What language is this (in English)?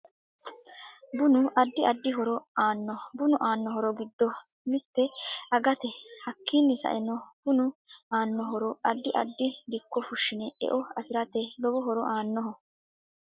Sidamo